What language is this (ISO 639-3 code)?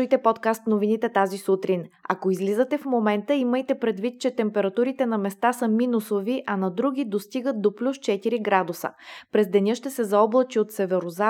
bul